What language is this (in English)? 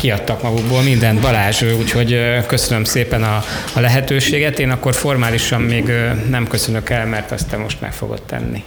Hungarian